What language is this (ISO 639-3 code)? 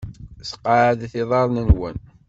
kab